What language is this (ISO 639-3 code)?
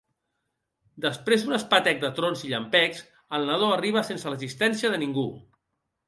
cat